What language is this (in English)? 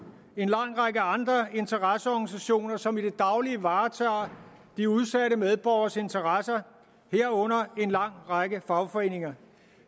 Danish